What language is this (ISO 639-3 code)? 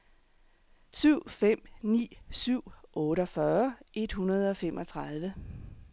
dan